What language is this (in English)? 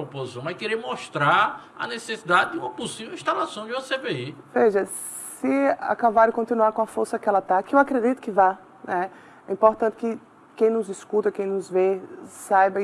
Portuguese